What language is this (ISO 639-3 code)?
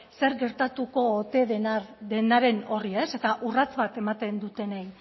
eus